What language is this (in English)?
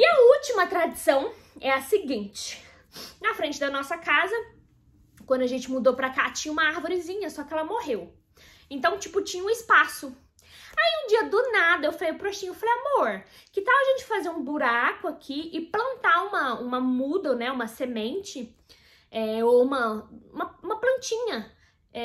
Portuguese